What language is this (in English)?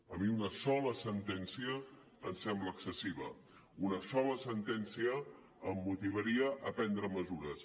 Catalan